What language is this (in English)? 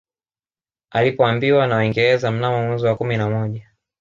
Swahili